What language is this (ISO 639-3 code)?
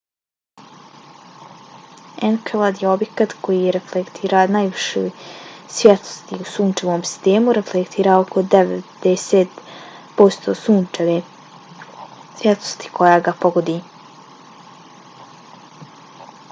bos